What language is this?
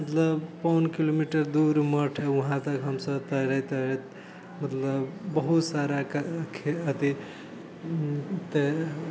Maithili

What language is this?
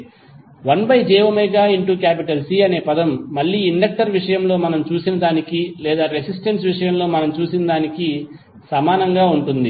Telugu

